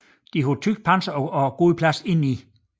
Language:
Danish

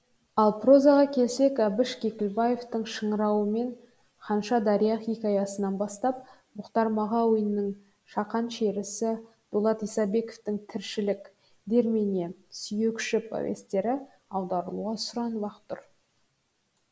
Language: Kazakh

